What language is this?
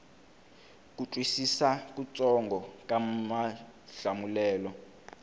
Tsonga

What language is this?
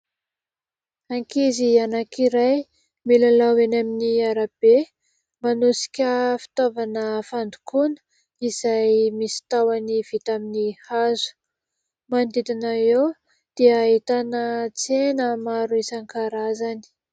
Malagasy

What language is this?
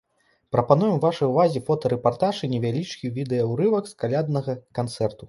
Belarusian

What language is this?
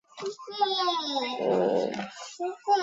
Chinese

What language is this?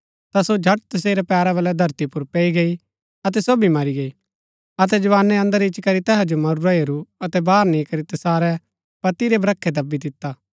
Gaddi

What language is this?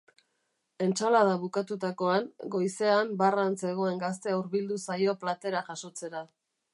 Basque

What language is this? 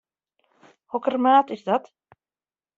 Western Frisian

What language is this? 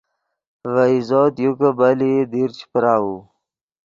Yidgha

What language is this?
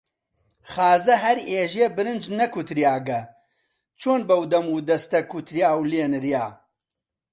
Central Kurdish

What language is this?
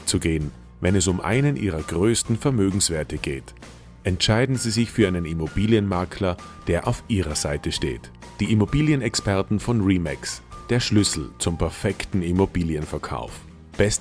German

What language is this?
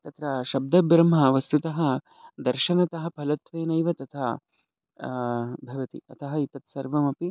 Sanskrit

